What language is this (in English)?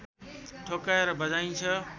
Nepali